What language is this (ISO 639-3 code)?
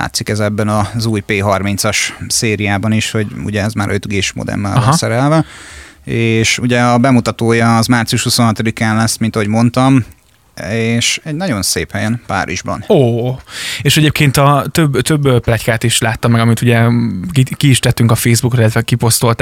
hun